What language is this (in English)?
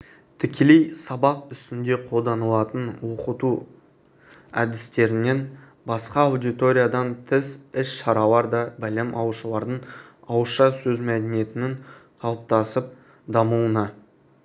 Kazakh